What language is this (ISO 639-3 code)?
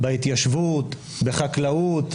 heb